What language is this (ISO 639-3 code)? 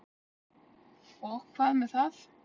isl